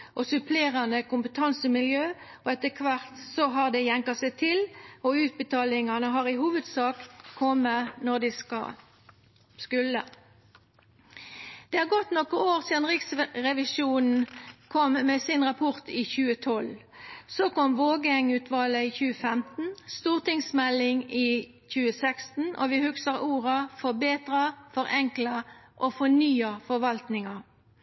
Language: Norwegian Nynorsk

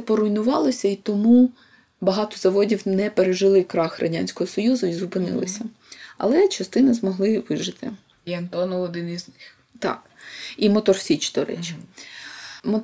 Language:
Ukrainian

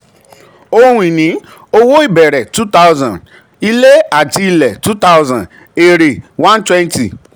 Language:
Yoruba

